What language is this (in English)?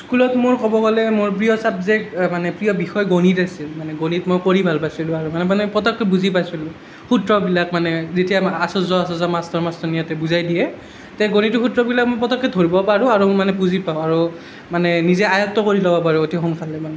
Assamese